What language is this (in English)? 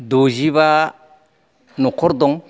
Bodo